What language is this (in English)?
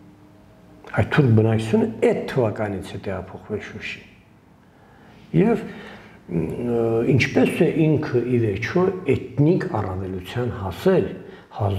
Turkish